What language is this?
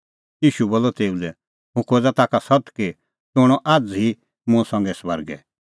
Kullu Pahari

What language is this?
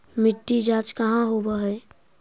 Magahi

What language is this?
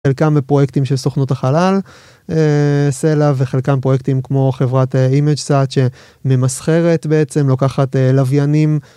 Hebrew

